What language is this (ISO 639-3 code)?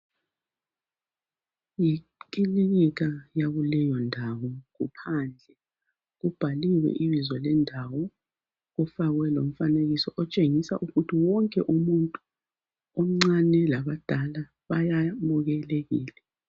nde